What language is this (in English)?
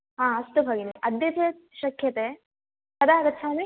Sanskrit